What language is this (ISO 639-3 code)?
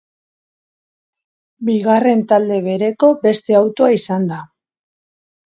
eus